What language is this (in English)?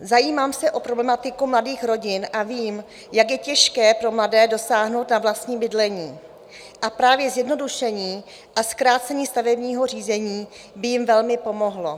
Czech